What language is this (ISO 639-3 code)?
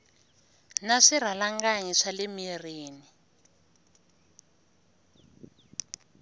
tso